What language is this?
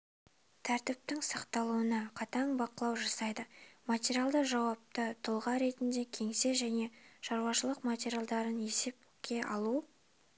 Kazakh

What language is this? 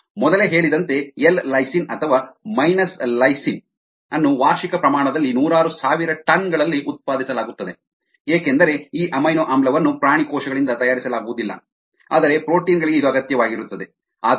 Kannada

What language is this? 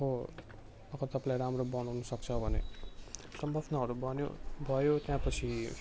Nepali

